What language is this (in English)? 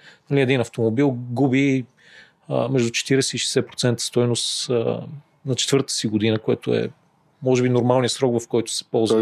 Bulgarian